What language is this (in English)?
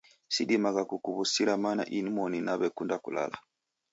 Taita